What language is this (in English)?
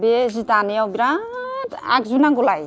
Bodo